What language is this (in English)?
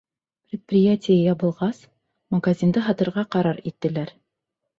Bashkir